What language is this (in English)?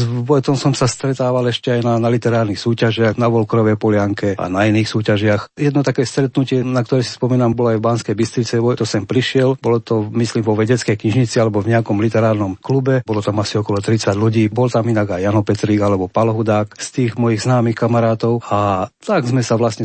Slovak